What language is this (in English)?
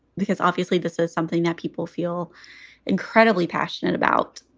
English